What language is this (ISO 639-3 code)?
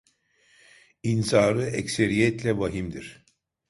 tur